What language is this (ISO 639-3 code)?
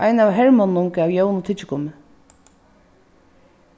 fao